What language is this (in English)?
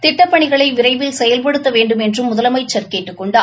Tamil